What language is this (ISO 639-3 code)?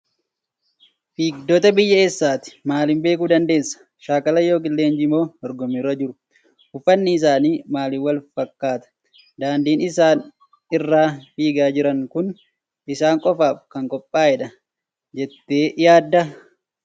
orm